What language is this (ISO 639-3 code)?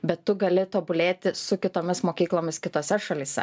lit